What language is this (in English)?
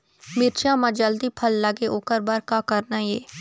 Chhattisgarhi